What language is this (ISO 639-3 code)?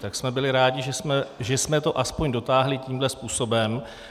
ces